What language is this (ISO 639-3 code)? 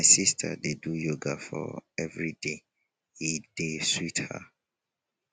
pcm